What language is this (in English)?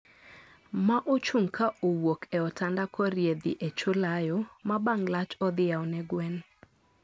Luo (Kenya and Tanzania)